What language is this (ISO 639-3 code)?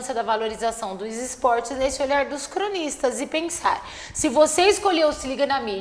por